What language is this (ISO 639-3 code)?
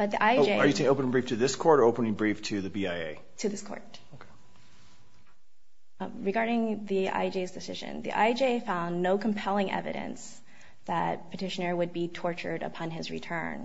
eng